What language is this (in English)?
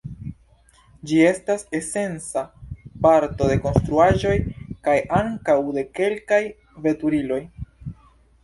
Esperanto